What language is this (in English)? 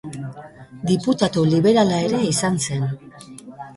Basque